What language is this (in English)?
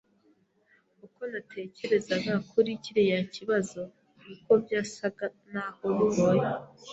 Kinyarwanda